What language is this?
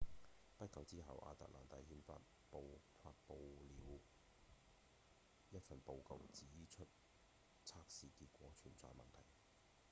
Cantonese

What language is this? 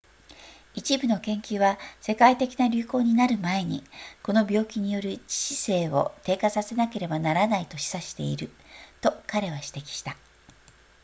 Japanese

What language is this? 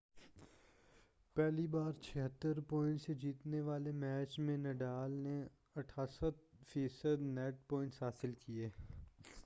Urdu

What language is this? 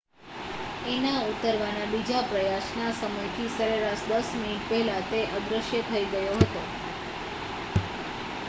Gujarati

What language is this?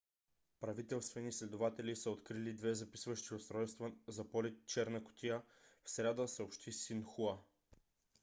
Bulgarian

